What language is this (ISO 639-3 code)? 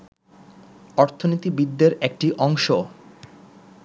ben